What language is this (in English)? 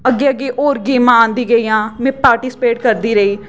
Dogri